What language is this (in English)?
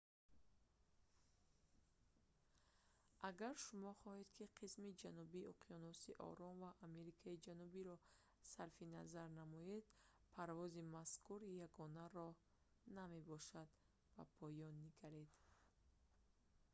Tajik